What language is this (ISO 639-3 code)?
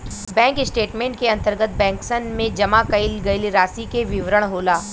bho